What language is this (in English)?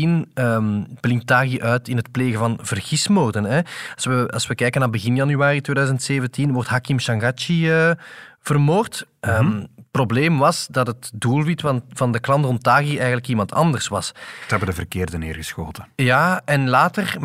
Dutch